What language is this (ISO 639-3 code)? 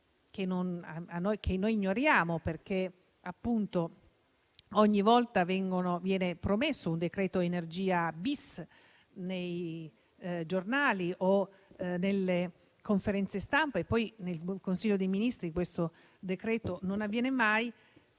ita